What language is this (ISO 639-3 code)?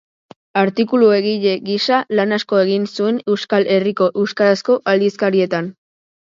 eus